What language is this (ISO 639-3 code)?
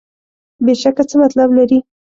pus